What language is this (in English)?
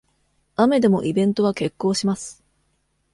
Japanese